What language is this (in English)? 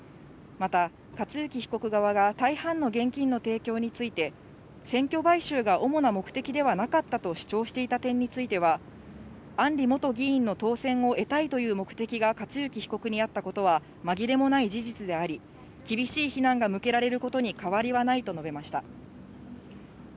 Japanese